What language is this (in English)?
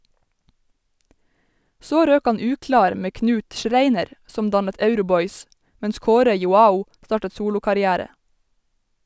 Norwegian